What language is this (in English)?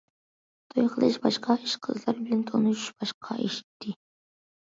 Uyghur